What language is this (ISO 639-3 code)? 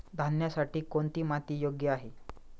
mar